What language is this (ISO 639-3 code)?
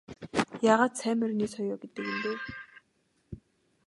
mon